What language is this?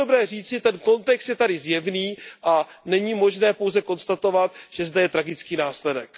Czech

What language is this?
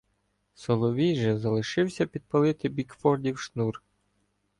Ukrainian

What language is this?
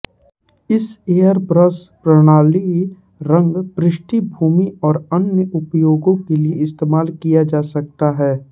Hindi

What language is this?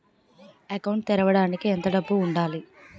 Telugu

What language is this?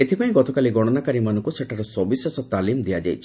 Odia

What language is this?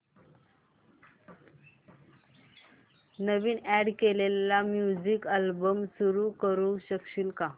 Marathi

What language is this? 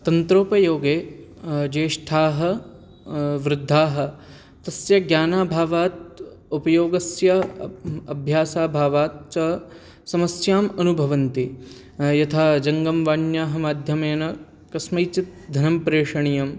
Sanskrit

